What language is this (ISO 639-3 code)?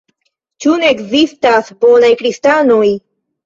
epo